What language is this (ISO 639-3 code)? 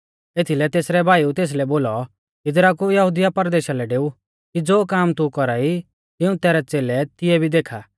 bfz